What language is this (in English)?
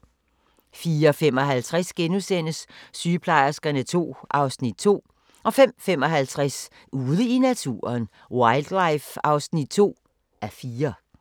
Danish